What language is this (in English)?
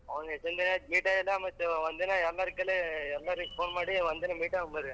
Kannada